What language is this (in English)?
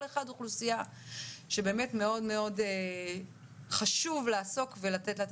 Hebrew